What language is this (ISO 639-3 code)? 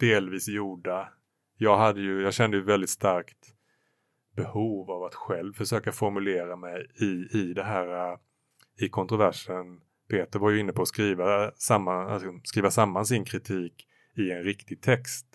swe